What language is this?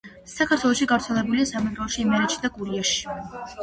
Georgian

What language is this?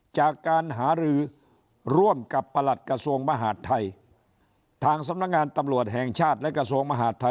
Thai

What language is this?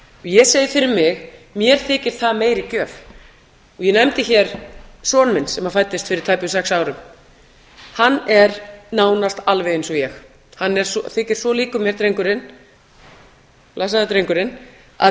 Icelandic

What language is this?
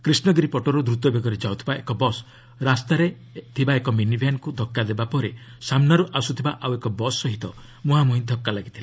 Odia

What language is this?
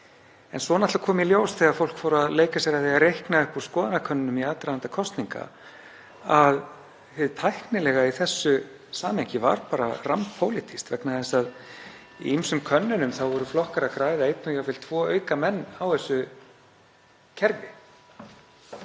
Icelandic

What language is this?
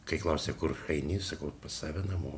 Lithuanian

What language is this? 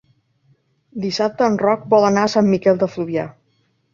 Catalan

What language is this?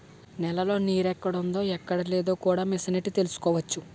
Telugu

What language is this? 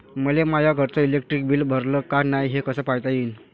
Marathi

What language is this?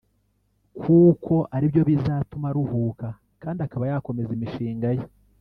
Kinyarwanda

